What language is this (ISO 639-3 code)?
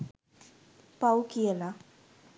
sin